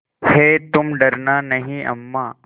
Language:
Hindi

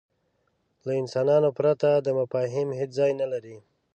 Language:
Pashto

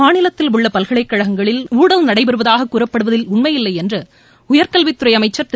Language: Tamil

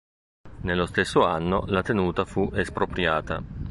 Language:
Italian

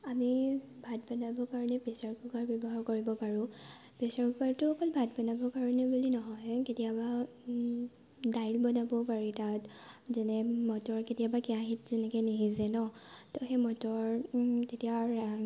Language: Assamese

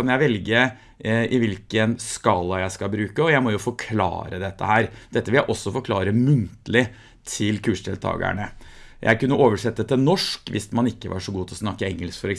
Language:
Norwegian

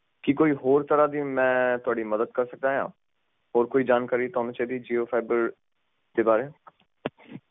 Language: Punjabi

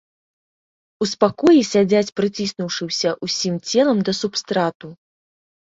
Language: Belarusian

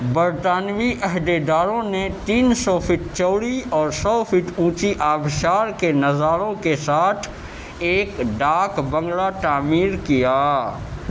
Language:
Urdu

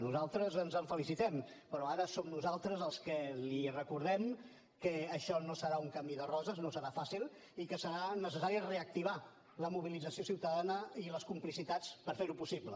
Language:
Catalan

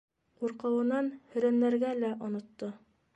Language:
Bashkir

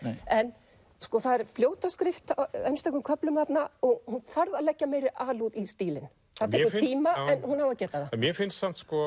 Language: Icelandic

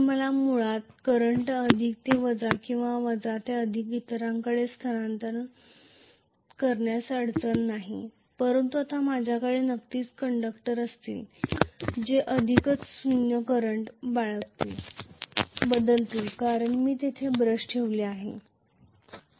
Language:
Marathi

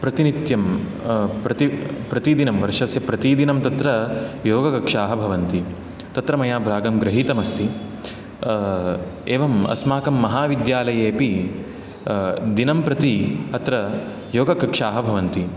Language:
Sanskrit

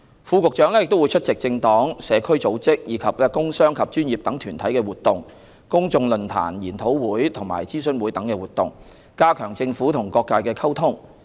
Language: Cantonese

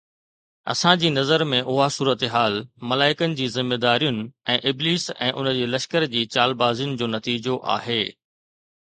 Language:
Sindhi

